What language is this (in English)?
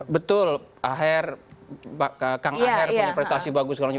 Indonesian